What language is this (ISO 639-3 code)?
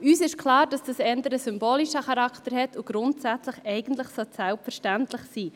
gsw